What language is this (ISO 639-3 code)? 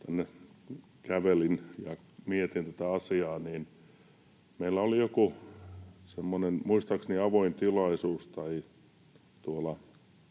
fin